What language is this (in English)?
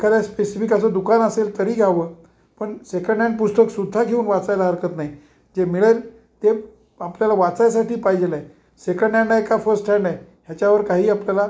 Marathi